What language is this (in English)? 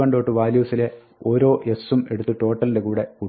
Malayalam